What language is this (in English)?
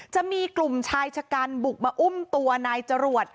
Thai